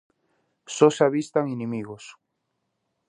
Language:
Galician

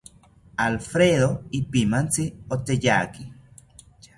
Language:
South Ucayali Ashéninka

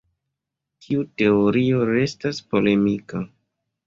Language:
Esperanto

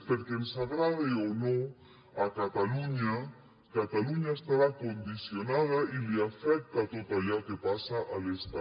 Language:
Catalan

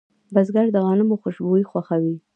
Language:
Pashto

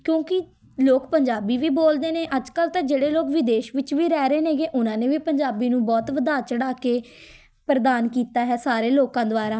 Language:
Punjabi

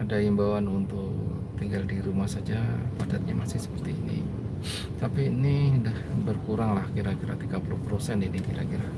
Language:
Indonesian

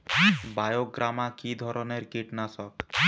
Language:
Bangla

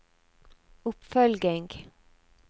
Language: Norwegian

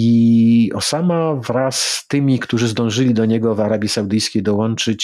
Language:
Polish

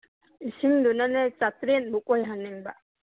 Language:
Manipuri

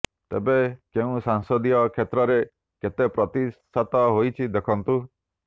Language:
Odia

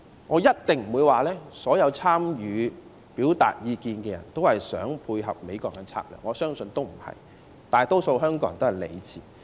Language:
Cantonese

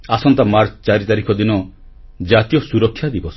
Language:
Odia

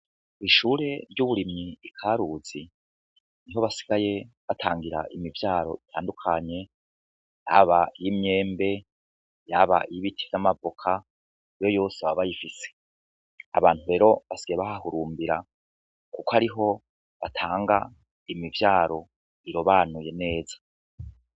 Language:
Rundi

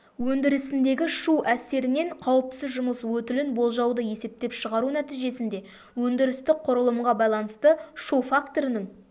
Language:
Kazakh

